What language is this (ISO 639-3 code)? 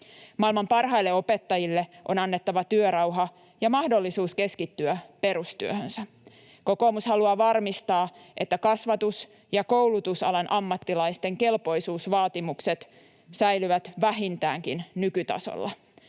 fin